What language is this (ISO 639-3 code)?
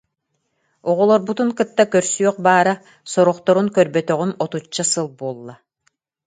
sah